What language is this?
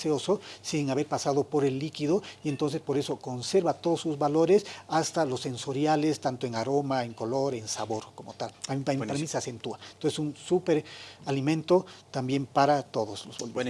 Spanish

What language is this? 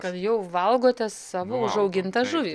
Lithuanian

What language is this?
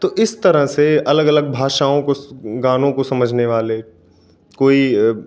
Hindi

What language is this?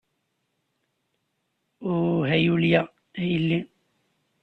Kabyle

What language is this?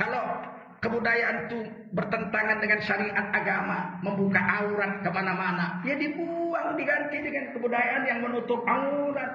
Indonesian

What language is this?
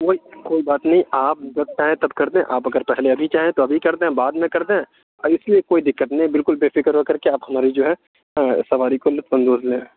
Urdu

